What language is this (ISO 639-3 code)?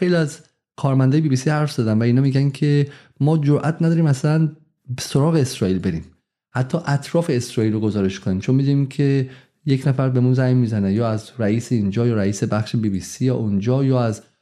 fas